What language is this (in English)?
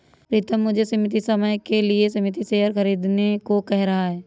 Hindi